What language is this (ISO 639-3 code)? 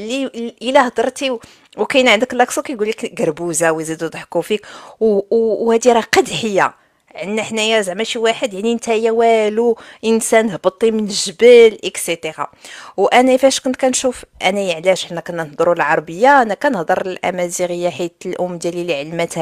ara